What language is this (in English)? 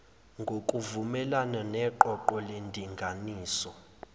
Zulu